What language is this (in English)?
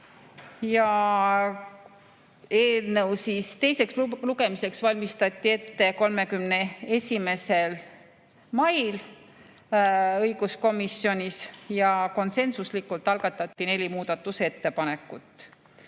Estonian